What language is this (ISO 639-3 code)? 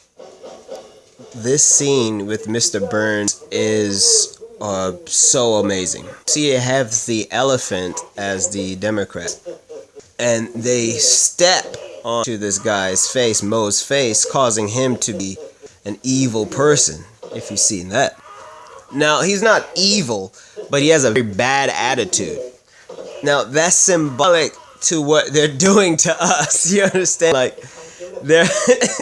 eng